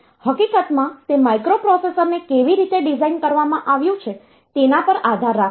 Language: Gujarati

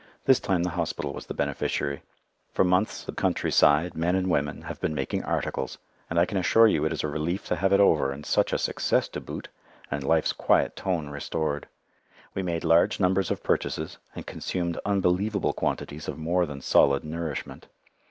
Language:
English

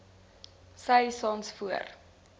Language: Afrikaans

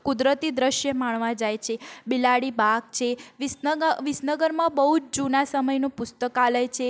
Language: Gujarati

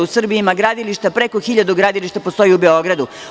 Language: Serbian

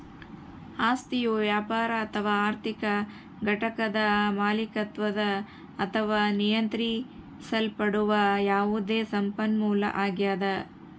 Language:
Kannada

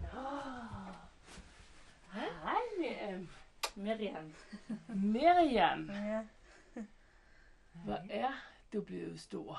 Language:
Danish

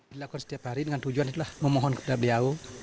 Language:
Indonesian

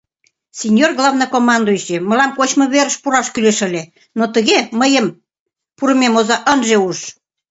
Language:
Mari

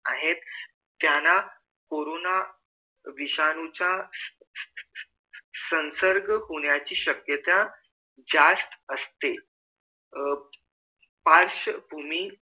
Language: Marathi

